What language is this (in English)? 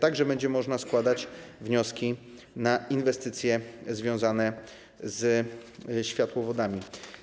Polish